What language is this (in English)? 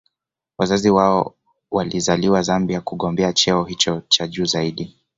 Swahili